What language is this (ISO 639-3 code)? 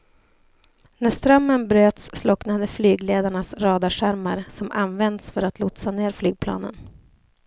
swe